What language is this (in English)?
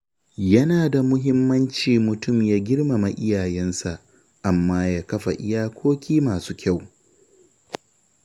Hausa